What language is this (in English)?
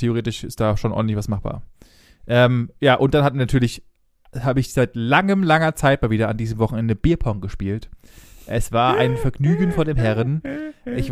German